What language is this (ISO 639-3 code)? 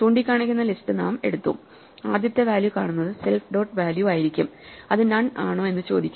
mal